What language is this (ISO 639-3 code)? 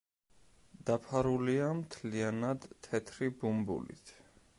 kat